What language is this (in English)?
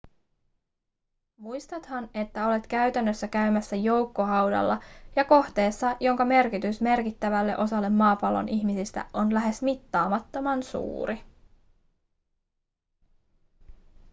Finnish